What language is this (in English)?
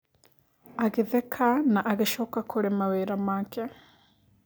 Kikuyu